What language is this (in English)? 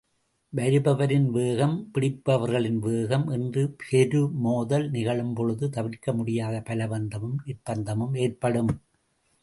Tamil